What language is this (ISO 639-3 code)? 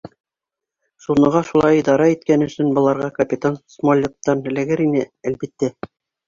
bak